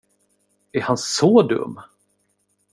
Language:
Swedish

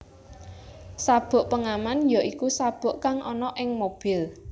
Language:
Javanese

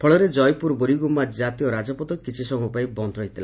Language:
Odia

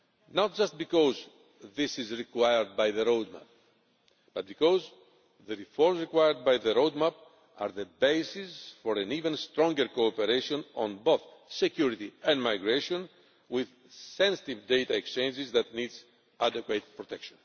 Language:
English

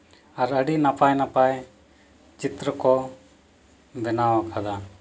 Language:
Santali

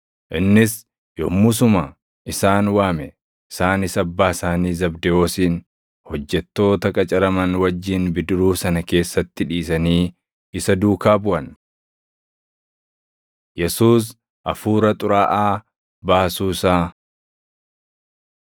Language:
Oromo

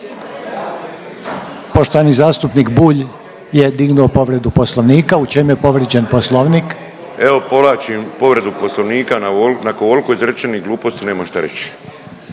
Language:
Croatian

